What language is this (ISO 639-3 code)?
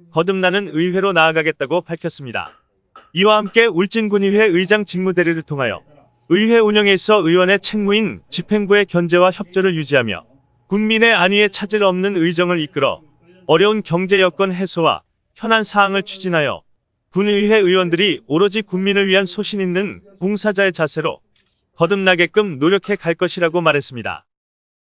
kor